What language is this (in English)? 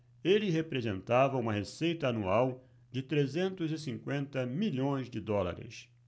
Portuguese